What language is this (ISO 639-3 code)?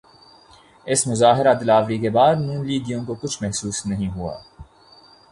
urd